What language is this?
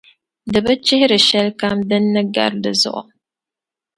Dagbani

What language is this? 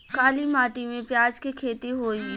Bhojpuri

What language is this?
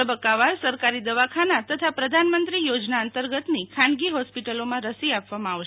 Gujarati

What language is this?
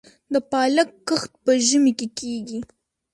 Pashto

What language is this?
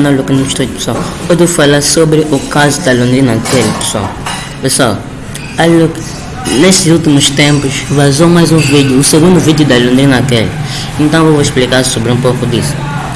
Portuguese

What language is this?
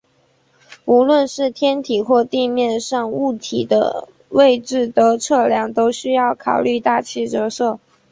Chinese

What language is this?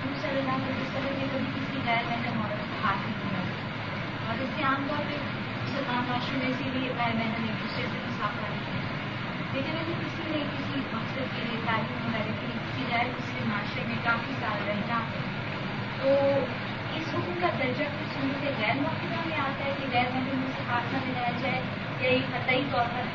Urdu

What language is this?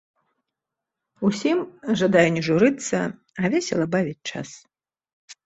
Belarusian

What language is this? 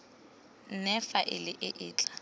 Tswana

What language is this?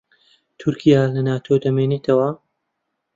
Central Kurdish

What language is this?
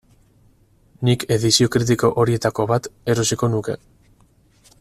Basque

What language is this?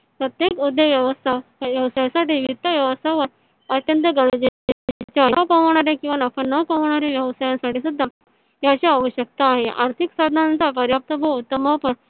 Marathi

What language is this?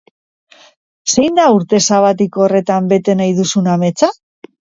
Basque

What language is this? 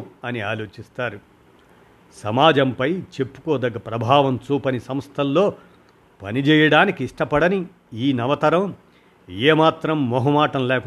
Telugu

